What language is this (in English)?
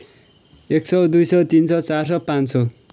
Nepali